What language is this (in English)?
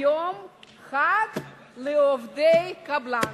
Hebrew